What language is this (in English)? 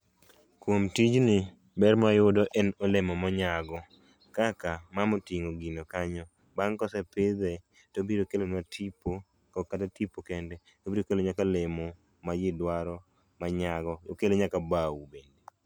Luo (Kenya and Tanzania)